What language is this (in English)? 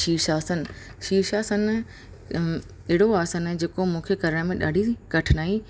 Sindhi